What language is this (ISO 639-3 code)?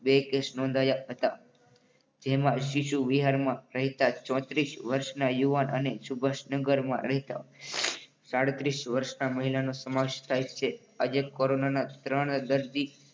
guj